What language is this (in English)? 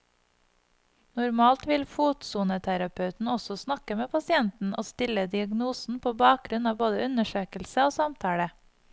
Norwegian